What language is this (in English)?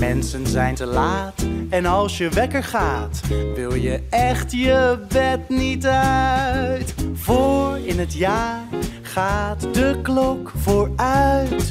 Dutch